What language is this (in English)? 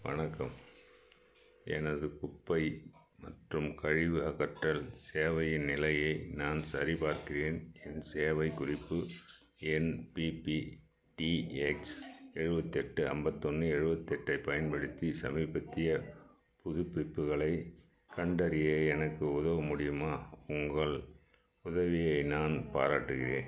Tamil